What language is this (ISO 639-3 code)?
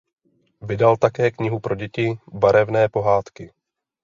ces